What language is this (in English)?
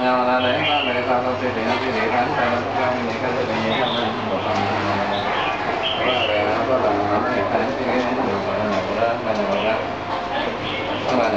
Vietnamese